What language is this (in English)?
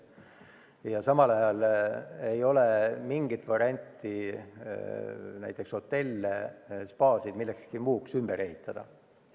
Estonian